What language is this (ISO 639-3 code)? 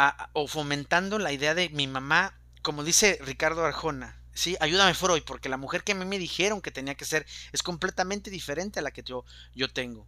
spa